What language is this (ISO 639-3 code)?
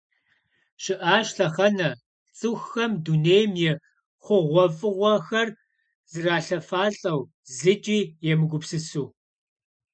kbd